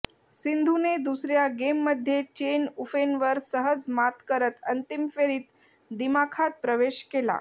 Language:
Marathi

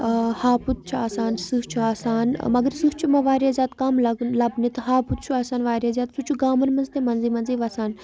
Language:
Kashmiri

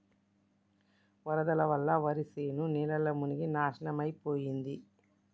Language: Telugu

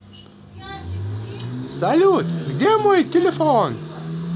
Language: Russian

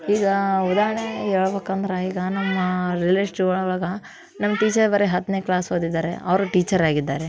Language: Kannada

